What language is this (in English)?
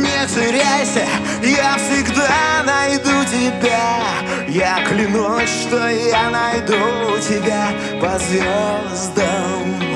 Russian